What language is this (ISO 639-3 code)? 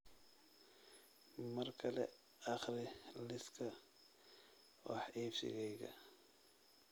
som